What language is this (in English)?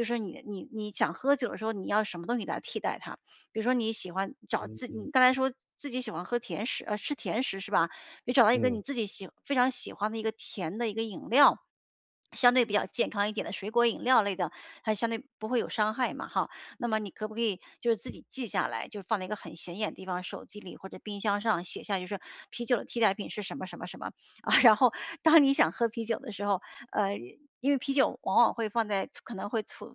Chinese